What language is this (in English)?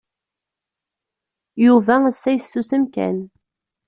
Kabyle